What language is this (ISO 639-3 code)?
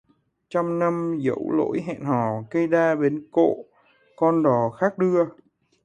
vie